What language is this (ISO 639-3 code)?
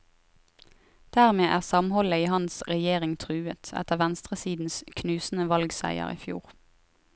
nor